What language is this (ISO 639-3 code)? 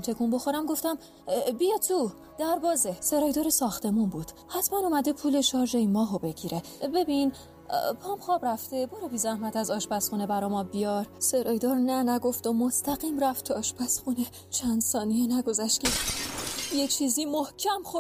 fas